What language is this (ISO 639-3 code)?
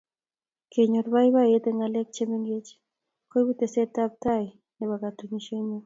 kln